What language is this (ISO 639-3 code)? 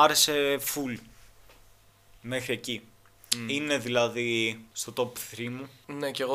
ell